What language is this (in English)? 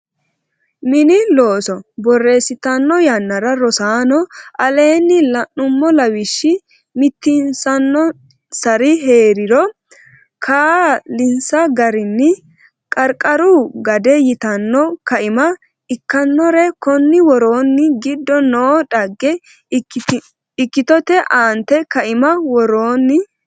Sidamo